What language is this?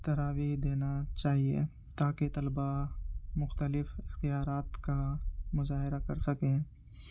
Urdu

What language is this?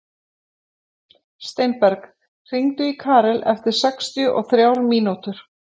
Icelandic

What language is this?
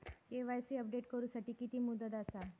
Marathi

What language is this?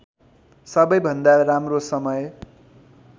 Nepali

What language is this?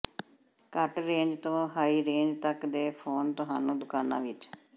Punjabi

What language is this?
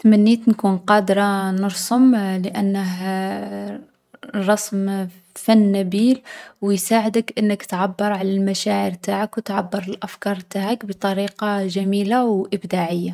Algerian Arabic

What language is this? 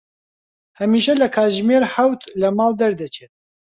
Central Kurdish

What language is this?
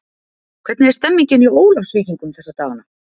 Icelandic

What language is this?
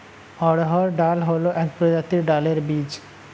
Bangla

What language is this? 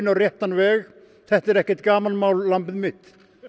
Icelandic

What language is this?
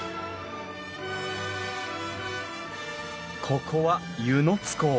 Japanese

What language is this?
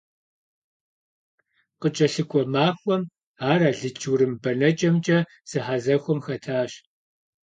Kabardian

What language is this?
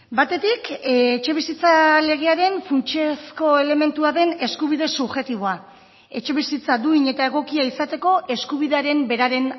Basque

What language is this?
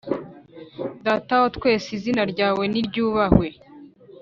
Kinyarwanda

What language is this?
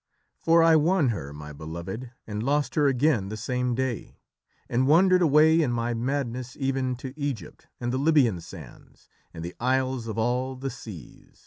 English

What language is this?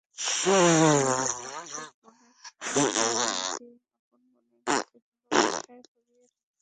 Bangla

